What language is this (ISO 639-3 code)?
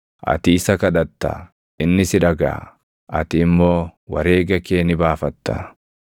orm